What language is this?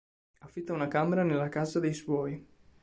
Italian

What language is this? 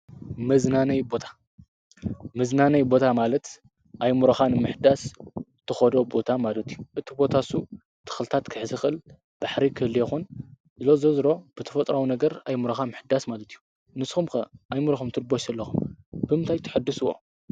Tigrinya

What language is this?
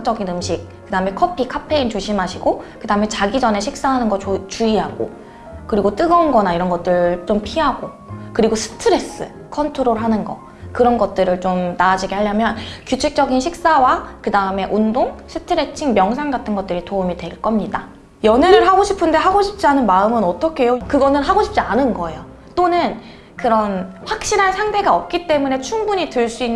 Korean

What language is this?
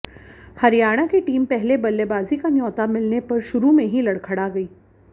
Hindi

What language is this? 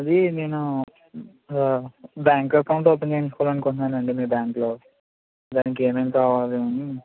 Telugu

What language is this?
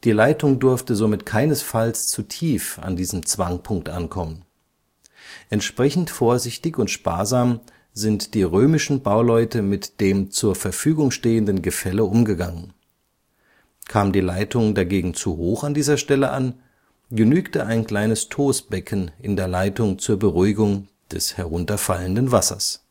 German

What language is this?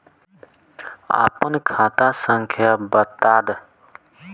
Bhojpuri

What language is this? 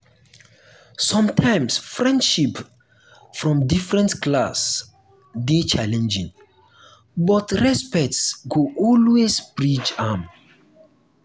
Nigerian Pidgin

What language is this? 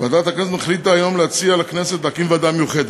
Hebrew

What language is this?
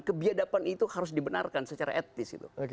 Indonesian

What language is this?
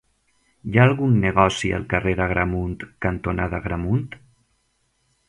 Catalan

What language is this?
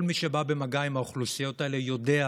Hebrew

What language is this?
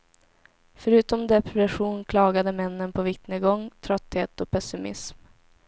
Swedish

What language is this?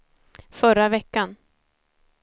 Swedish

